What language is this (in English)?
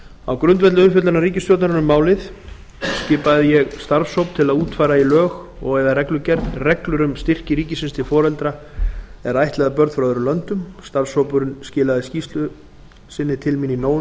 Icelandic